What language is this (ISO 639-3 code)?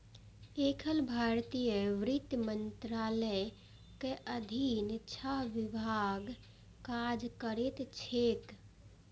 mai